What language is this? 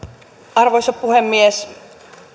Finnish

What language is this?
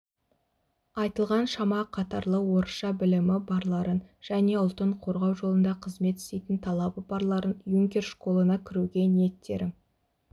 Kazakh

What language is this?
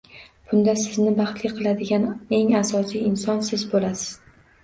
Uzbek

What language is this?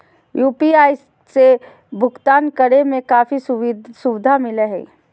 Magahi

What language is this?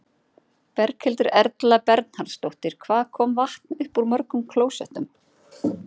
Icelandic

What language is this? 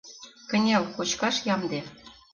Mari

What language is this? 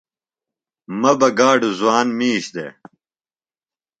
Phalura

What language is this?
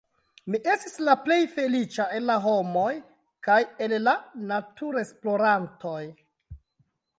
Esperanto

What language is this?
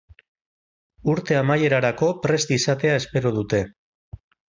Basque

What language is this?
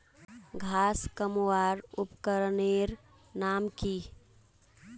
Magahi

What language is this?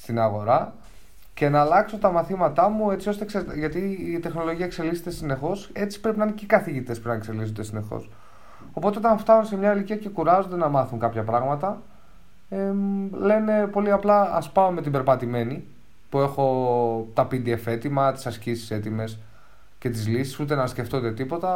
Greek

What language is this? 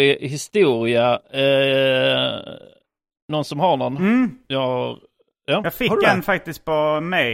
Swedish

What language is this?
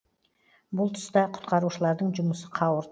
Kazakh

